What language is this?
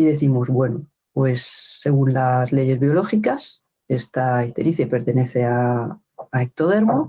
Spanish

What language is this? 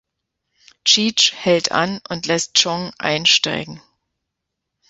German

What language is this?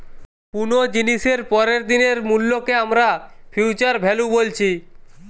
Bangla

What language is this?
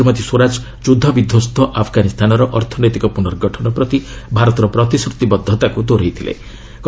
Odia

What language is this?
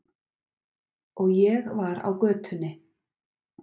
Icelandic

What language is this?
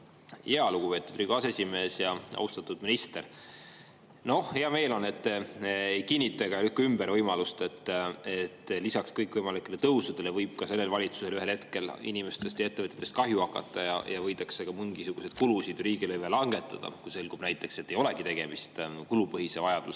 Estonian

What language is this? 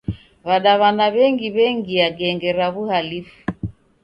Taita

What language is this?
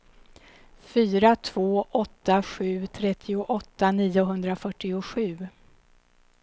Swedish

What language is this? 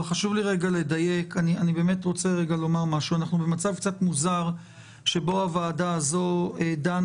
Hebrew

